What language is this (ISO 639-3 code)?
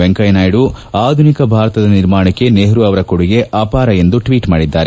kan